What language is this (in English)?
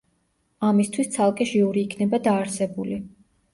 Georgian